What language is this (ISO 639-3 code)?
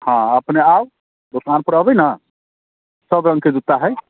mai